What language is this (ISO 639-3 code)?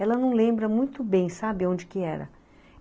por